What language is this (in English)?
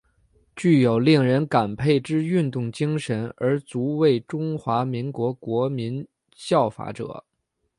Chinese